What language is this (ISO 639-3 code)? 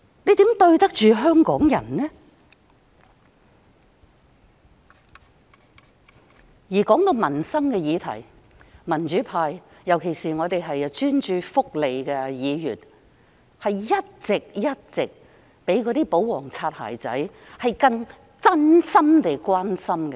yue